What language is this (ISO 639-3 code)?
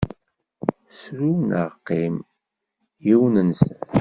kab